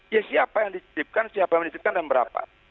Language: Indonesian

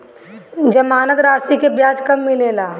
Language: Bhojpuri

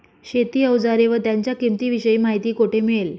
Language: Marathi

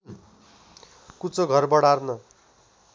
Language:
Nepali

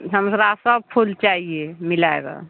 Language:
Maithili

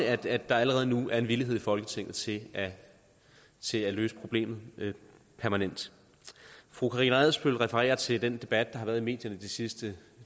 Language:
Danish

